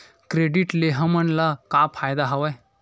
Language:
Chhattisgarhi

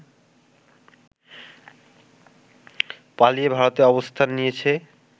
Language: Bangla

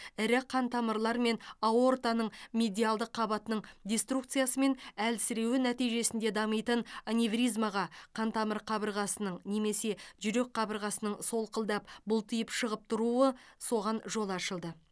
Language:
Kazakh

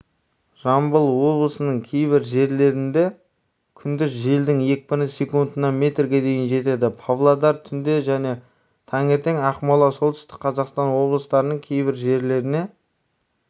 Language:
Kazakh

